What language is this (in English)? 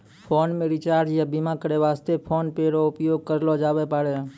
Maithili